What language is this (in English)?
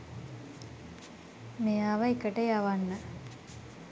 Sinhala